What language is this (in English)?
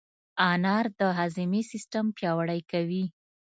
Pashto